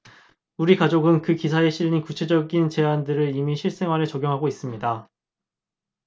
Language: Korean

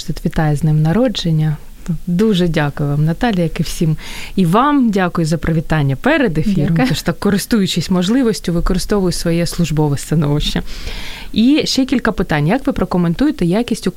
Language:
Ukrainian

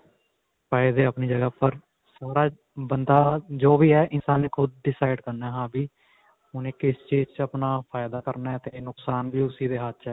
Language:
Punjabi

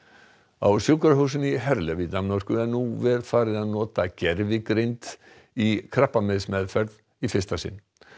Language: Icelandic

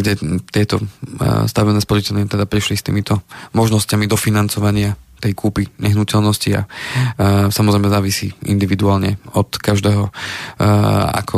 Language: Slovak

